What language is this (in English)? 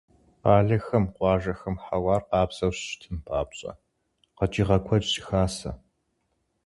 Kabardian